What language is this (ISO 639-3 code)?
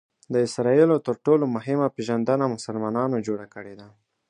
pus